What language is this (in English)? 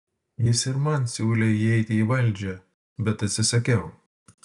Lithuanian